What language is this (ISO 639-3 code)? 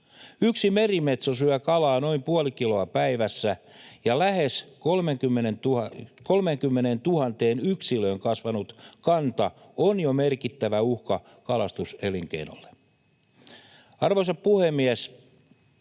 fin